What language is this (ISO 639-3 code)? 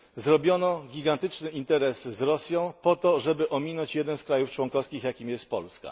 pol